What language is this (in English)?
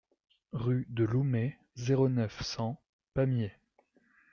French